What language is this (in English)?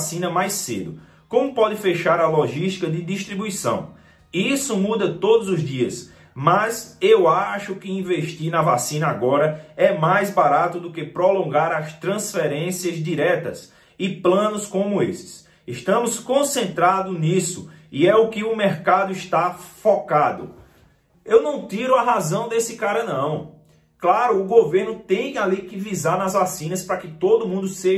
Portuguese